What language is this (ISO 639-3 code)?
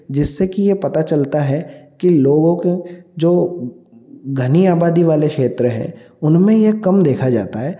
hin